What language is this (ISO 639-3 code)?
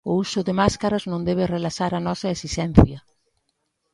glg